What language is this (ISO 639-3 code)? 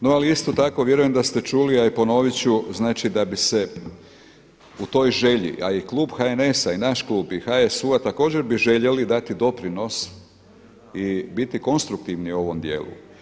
hrv